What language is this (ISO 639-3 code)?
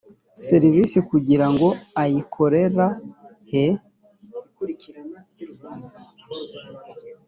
kin